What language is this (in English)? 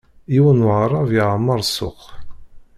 Kabyle